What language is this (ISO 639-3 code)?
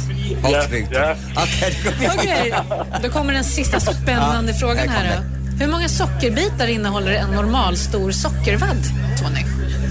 swe